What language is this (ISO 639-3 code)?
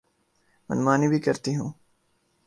urd